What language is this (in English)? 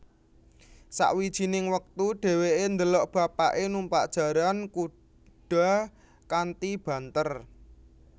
Javanese